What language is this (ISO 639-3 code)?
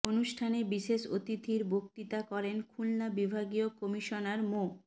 ben